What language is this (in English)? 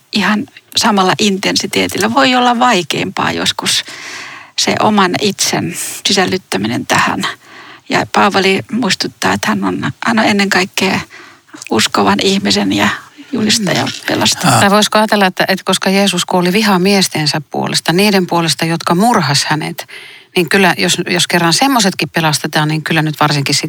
Finnish